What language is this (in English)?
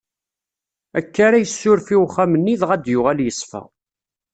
Kabyle